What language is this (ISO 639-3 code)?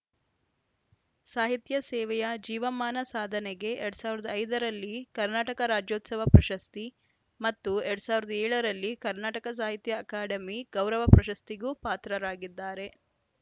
kan